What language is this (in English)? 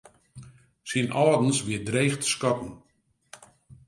Western Frisian